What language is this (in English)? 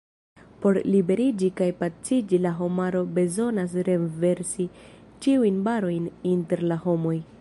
Esperanto